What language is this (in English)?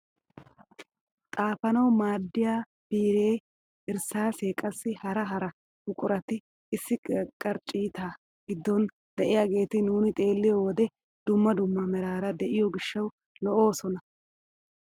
Wolaytta